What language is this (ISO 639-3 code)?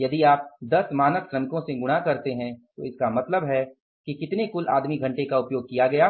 hin